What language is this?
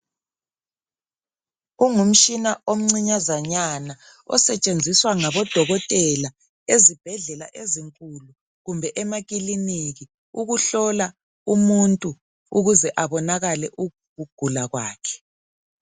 North Ndebele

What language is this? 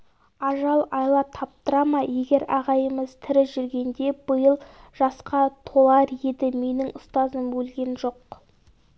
Kazakh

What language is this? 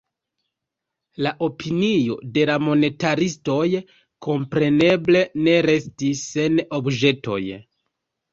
Esperanto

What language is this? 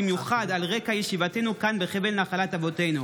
Hebrew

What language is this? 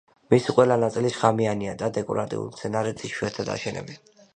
Georgian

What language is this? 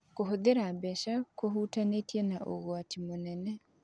Kikuyu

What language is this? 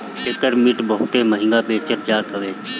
Bhojpuri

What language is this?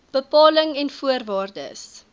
Afrikaans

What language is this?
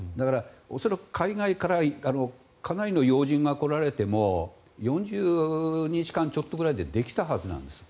Japanese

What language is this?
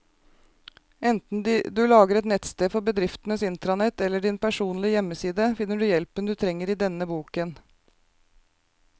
Norwegian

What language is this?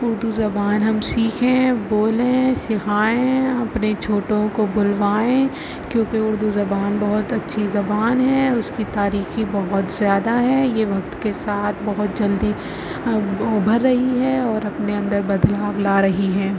Urdu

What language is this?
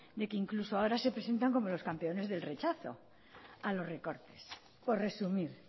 Spanish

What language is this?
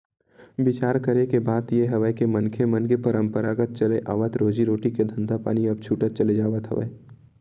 Chhattisgarhi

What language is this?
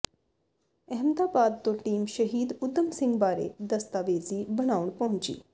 Punjabi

